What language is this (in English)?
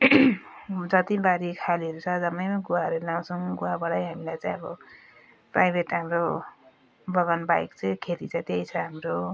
Nepali